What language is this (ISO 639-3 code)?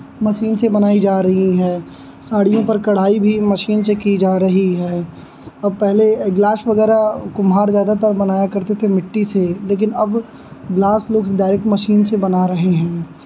hin